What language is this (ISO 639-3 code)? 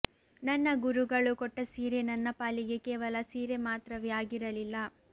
kan